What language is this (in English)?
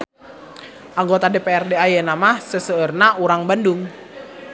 Sundanese